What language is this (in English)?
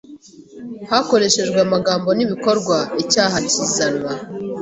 Kinyarwanda